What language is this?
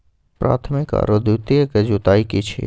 Maithili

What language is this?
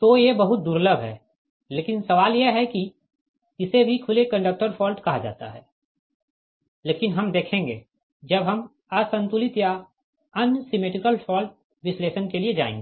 Hindi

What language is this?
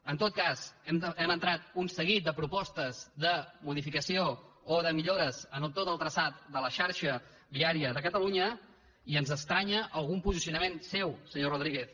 Catalan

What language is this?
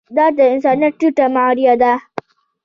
Pashto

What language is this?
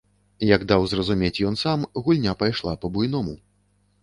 Belarusian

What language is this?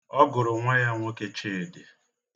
Igbo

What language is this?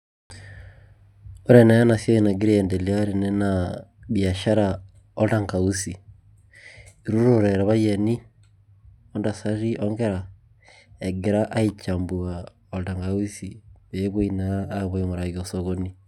Masai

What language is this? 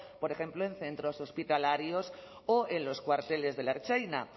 Spanish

